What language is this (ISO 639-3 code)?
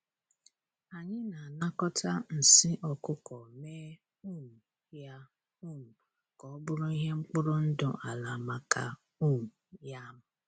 ibo